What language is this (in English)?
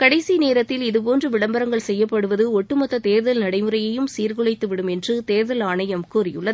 Tamil